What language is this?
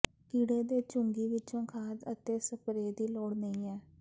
Punjabi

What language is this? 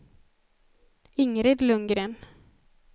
Swedish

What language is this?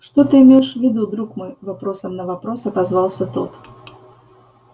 Russian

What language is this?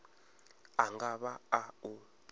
Venda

